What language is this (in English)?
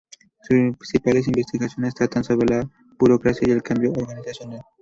Spanish